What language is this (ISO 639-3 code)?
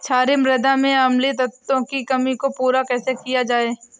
hin